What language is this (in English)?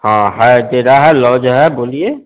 Hindi